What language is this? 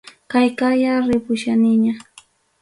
Ayacucho Quechua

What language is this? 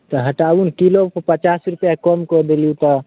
Maithili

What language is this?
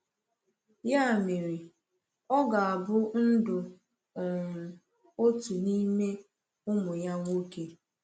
Igbo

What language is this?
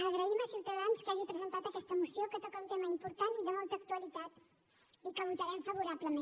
Catalan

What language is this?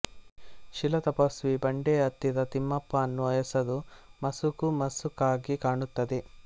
Kannada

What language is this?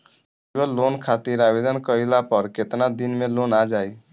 Bhojpuri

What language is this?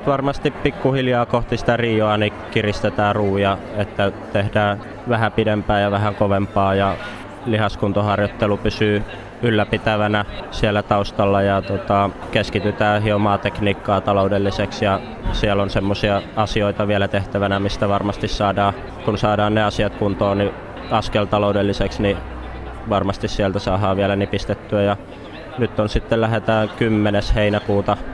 Finnish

